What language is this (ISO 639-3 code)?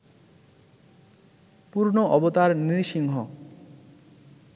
ben